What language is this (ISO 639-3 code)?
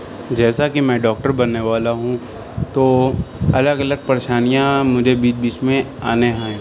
urd